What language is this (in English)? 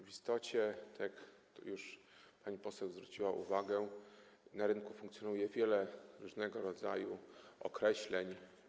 Polish